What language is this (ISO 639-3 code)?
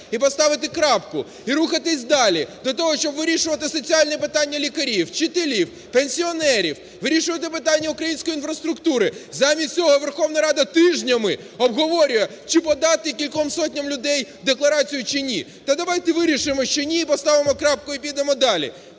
ukr